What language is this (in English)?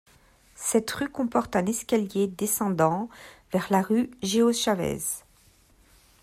French